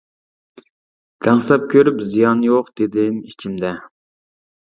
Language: Uyghur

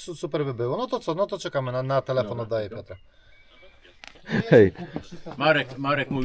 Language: Polish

